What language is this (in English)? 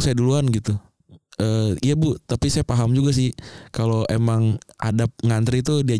Indonesian